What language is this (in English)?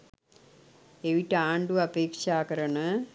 Sinhala